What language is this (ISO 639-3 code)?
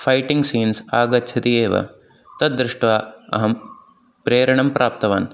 san